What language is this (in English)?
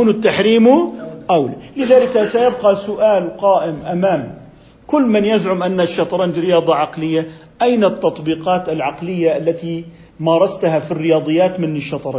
Arabic